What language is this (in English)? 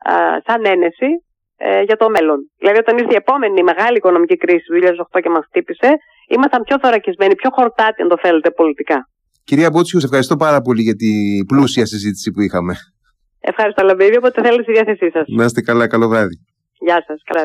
Greek